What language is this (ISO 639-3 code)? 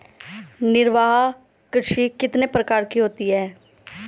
hin